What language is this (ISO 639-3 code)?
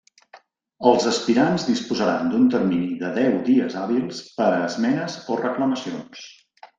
cat